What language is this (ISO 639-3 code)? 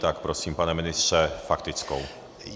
ces